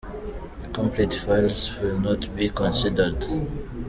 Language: Kinyarwanda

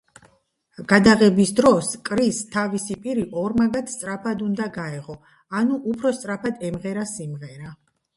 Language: Georgian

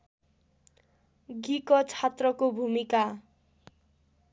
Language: Nepali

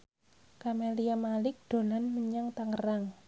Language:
Javanese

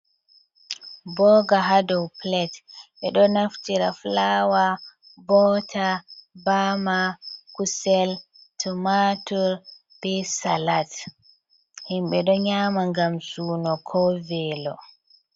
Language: Fula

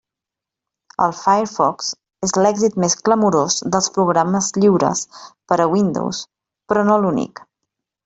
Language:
Catalan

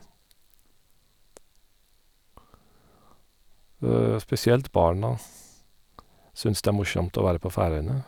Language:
Norwegian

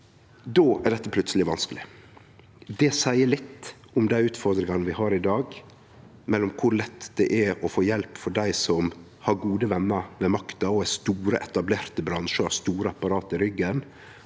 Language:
Norwegian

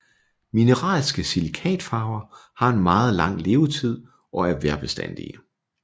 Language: Danish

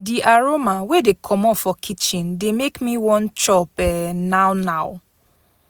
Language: Nigerian Pidgin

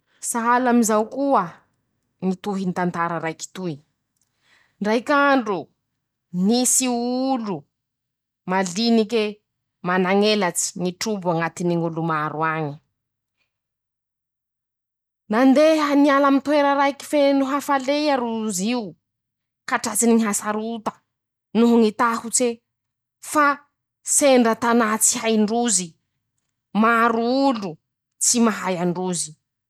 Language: Masikoro Malagasy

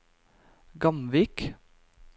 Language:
Norwegian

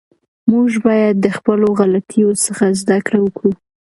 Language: Pashto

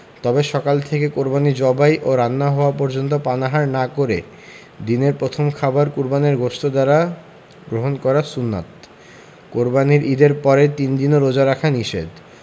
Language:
Bangla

